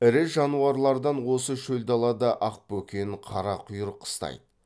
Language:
Kazakh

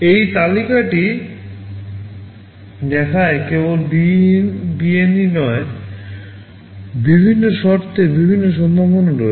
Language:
Bangla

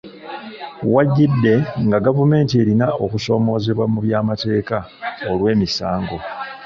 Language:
Ganda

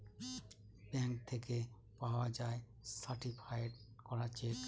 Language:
Bangla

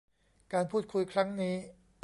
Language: Thai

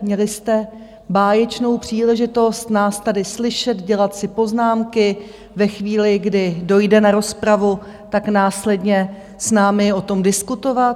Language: Czech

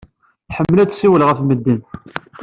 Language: Kabyle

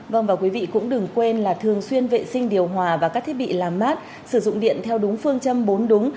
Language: Vietnamese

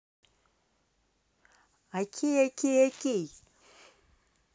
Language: Russian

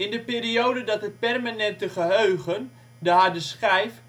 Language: Dutch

